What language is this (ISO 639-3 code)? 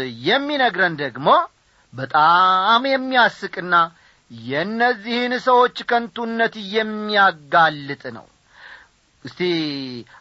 amh